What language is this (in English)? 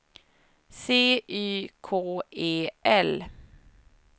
Swedish